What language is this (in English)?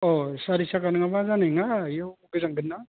Bodo